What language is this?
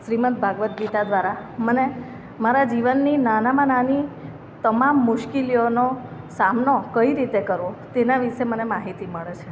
Gujarati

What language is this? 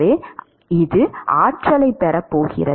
Tamil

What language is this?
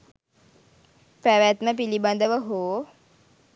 Sinhala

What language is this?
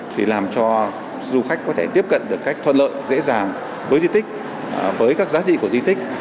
Vietnamese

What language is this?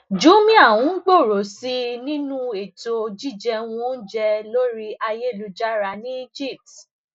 Yoruba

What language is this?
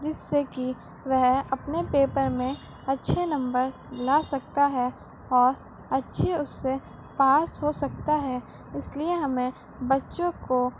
Urdu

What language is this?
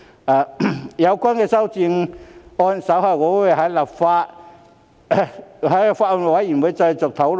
Cantonese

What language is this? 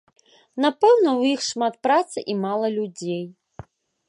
Belarusian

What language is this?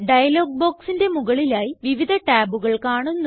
Malayalam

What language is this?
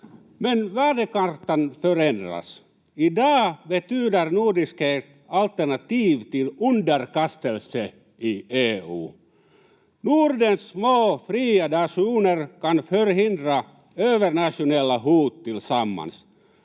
Finnish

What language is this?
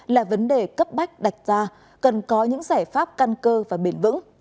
Vietnamese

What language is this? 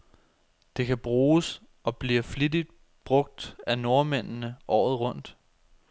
Danish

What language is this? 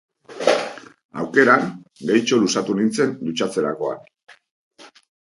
Basque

